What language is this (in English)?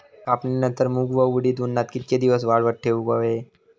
Marathi